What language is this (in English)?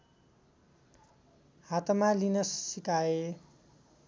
Nepali